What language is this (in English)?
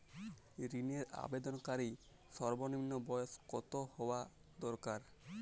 Bangla